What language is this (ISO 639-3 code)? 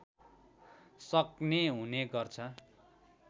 nep